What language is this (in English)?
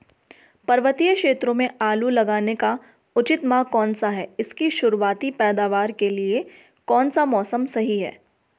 Hindi